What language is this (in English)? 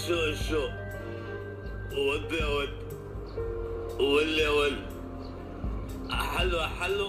Arabic